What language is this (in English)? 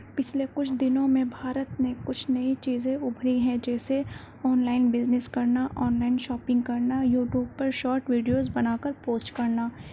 Urdu